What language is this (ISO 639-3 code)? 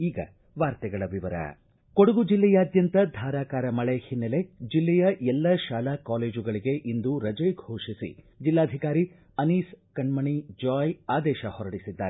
kan